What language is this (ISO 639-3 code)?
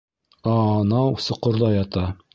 bak